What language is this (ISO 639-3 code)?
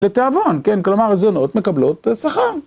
heb